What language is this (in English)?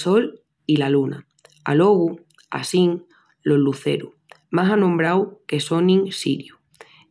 Extremaduran